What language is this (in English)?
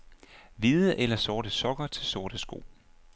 Danish